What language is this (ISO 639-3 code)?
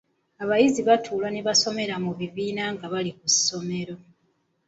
lug